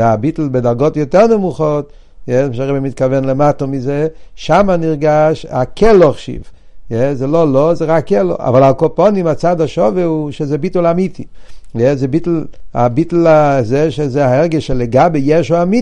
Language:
Hebrew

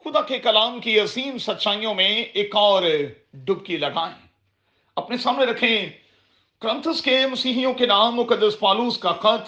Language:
Urdu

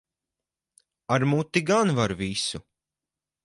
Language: Latvian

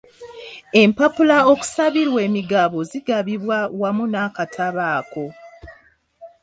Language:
Ganda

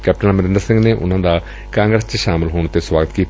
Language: Punjabi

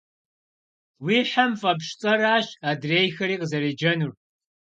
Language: Kabardian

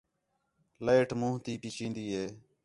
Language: Khetrani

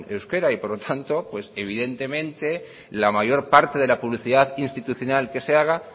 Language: Spanish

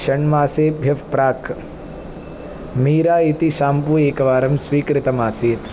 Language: Sanskrit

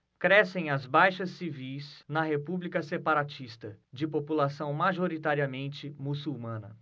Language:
Portuguese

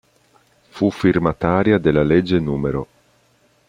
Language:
Italian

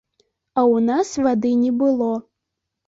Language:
Belarusian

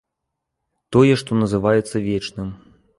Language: Belarusian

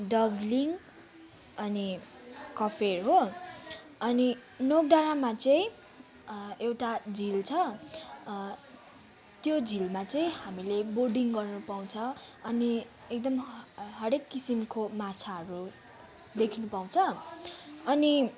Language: Nepali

